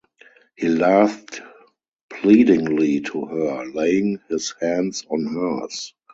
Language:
English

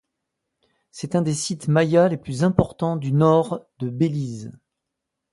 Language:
French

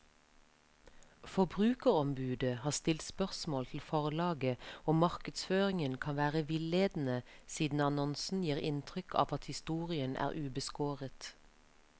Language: Norwegian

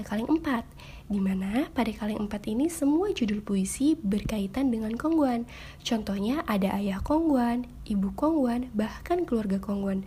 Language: Indonesian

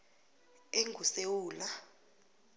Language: South Ndebele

